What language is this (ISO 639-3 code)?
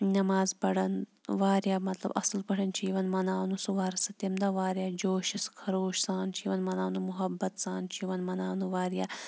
kas